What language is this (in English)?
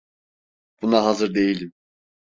Turkish